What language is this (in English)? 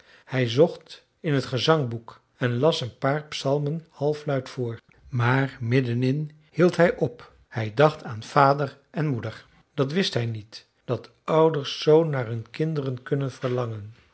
Dutch